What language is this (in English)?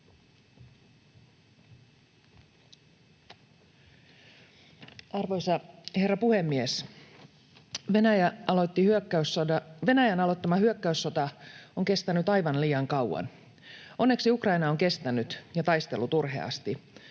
Finnish